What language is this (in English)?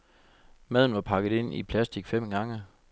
Danish